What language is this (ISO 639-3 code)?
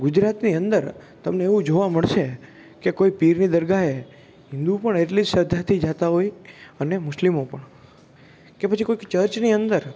guj